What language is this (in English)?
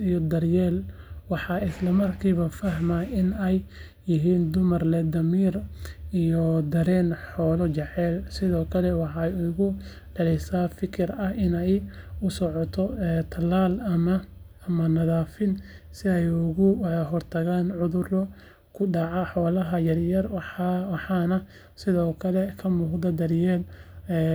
Somali